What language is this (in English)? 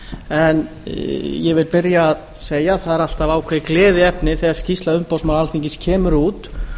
Icelandic